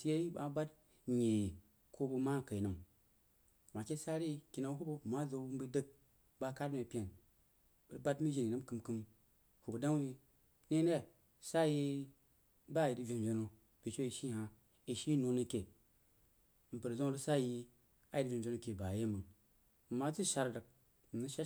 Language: Jiba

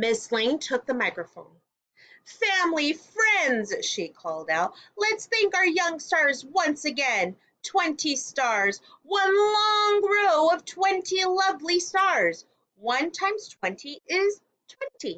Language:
English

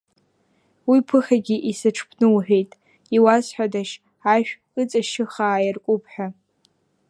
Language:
Abkhazian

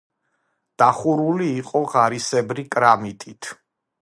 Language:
Georgian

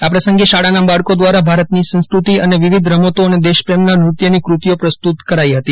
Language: Gujarati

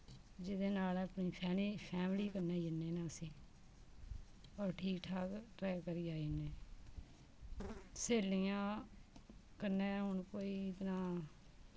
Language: Dogri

